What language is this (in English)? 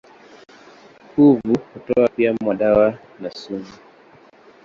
Swahili